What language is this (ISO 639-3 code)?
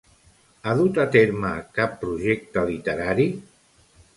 cat